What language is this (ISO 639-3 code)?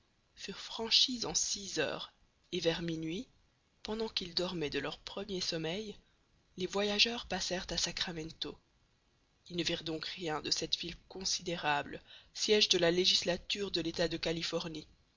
fra